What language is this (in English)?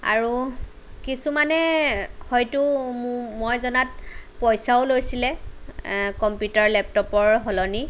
Assamese